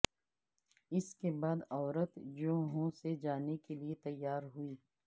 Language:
Urdu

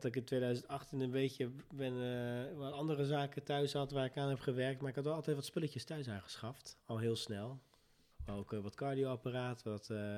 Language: Dutch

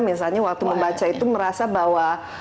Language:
Indonesian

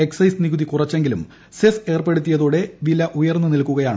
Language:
Malayalam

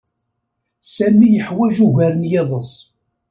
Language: Kabyle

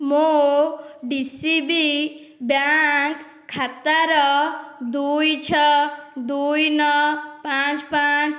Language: Odia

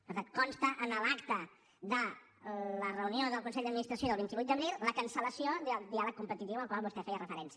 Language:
Catalan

